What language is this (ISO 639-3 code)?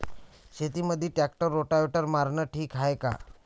mar